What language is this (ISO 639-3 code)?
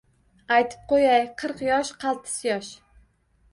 uzb